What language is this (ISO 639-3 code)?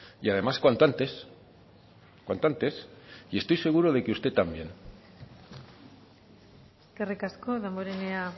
spa